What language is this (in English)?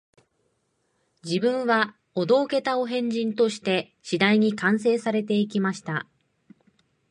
Japanese